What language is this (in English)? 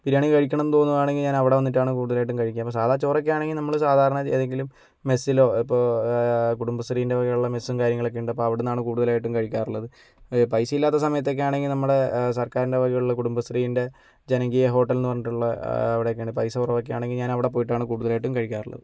Malayalam